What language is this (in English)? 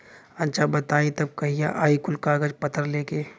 Bhojpuri